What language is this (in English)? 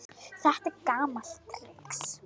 Icelandic